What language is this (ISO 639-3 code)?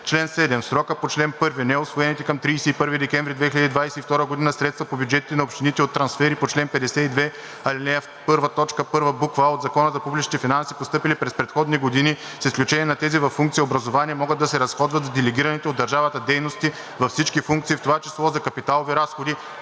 bul